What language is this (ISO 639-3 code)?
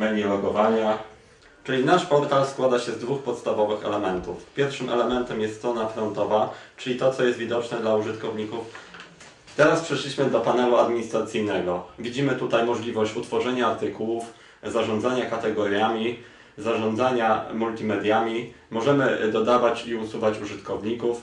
pol